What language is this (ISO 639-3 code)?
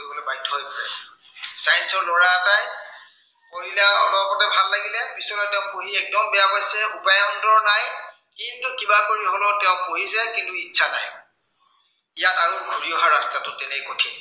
asm